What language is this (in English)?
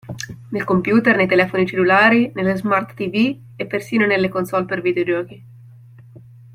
Italian